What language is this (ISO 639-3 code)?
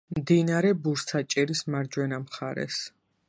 kat